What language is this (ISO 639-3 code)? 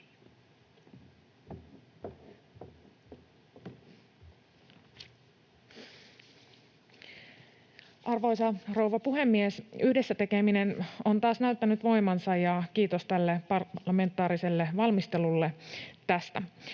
fin